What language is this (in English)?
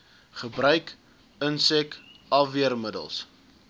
Afrikaans